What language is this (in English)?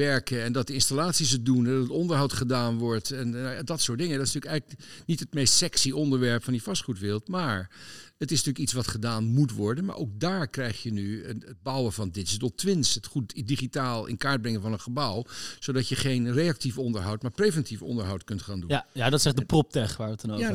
Dutch